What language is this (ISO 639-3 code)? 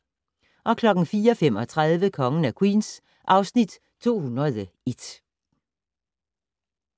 dan